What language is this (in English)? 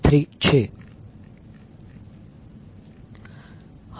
Gujarati